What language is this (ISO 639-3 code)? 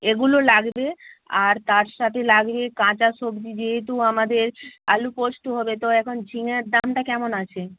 ben